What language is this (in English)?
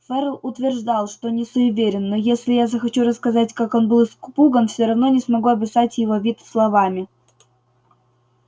Russian